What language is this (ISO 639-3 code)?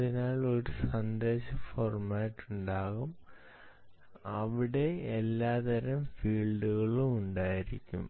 mal